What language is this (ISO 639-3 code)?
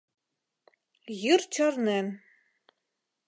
chm